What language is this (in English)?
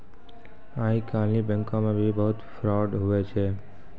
Maithili